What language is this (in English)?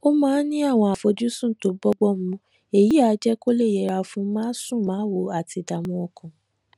Yoruba